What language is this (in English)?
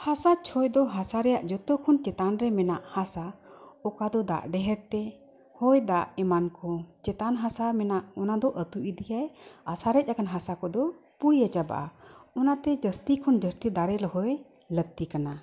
Santali